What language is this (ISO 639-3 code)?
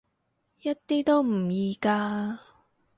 yue